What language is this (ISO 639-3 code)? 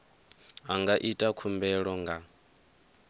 ven